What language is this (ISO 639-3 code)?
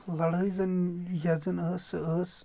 kas